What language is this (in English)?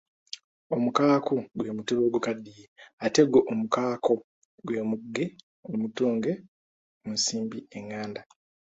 Ganda